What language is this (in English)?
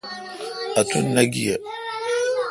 Kalkoti